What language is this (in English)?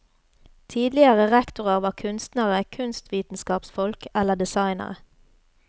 Norwegian